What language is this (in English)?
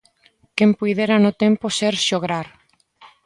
Galician